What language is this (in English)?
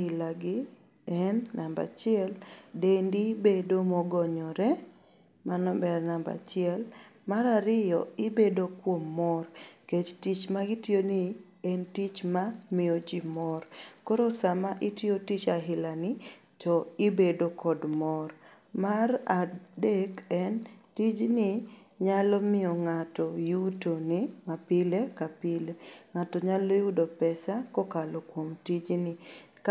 Luo (Kenya and Tanzania)